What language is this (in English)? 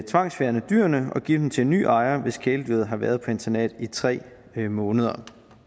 Danish